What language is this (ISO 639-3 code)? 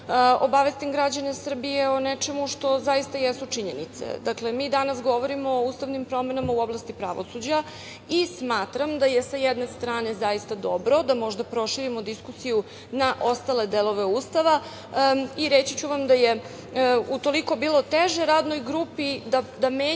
srp